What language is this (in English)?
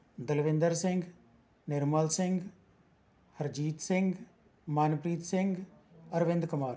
Punjabi